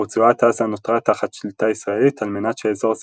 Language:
Hebrew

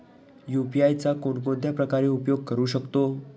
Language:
Marathi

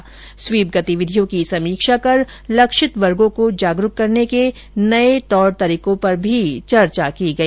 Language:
Hindi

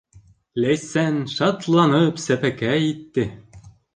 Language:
Bashkir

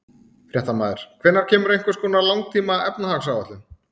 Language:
Icelandic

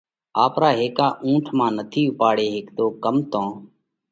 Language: Parkari Koli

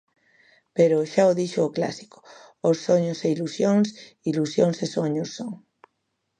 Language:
Galician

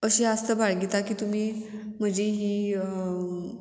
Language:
Konkani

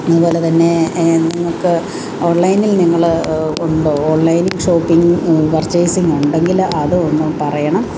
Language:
Malayalam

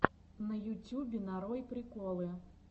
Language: Russian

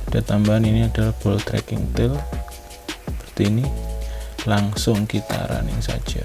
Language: Indonesian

